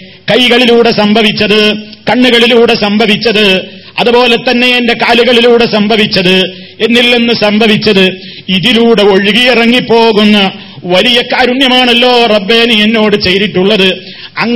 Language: Malayalam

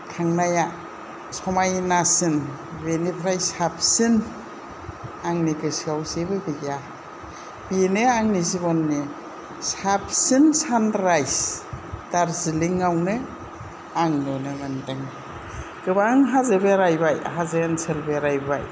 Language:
Bodo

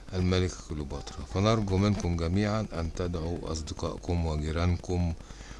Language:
Arabic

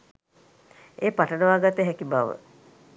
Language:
Sinhala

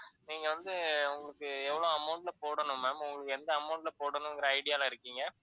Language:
Tamil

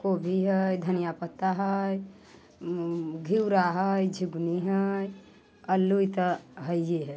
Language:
Maithili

